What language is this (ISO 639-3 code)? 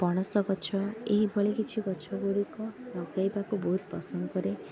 ori